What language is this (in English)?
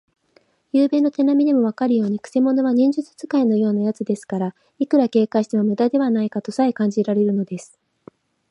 Japanese